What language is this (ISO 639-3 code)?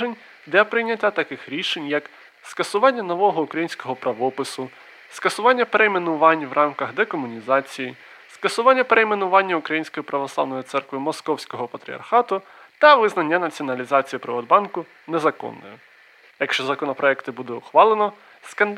ukr